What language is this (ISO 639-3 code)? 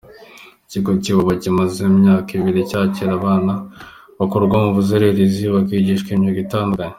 kin